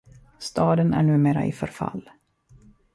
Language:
Swedish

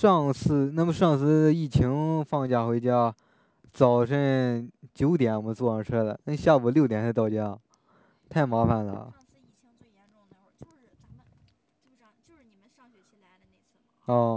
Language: Chinese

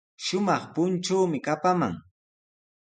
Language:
Sihuas Ancash Quechua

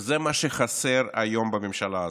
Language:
Hebrew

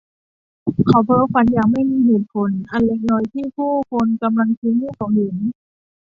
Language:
Thai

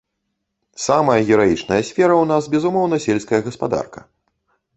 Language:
Belarusian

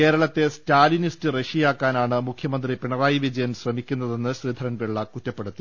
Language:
Malayalam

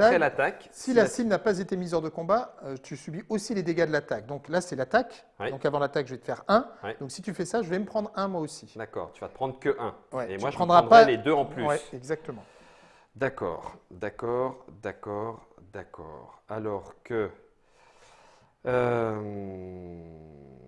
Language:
French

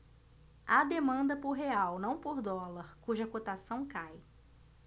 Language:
Portuguese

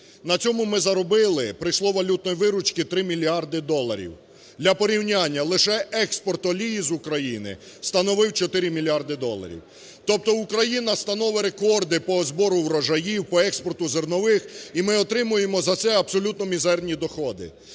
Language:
Ukrainian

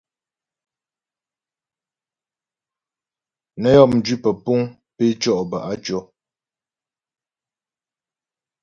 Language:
Ghomala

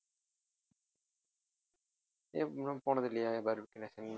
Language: Tamil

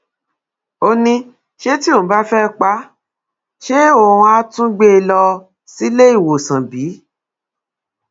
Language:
Yoruba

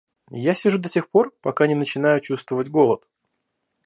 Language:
Russian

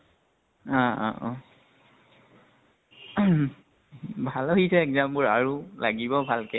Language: Assamese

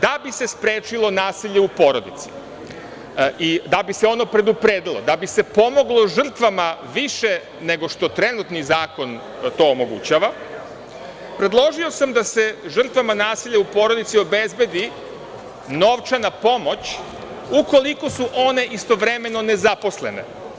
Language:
Serbian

